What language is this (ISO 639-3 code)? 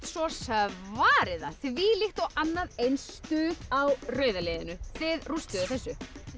isl